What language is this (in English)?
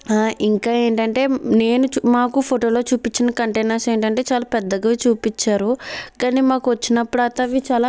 Telugu